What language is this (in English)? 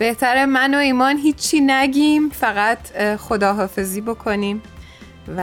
Persian